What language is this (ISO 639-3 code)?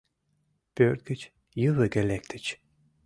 chm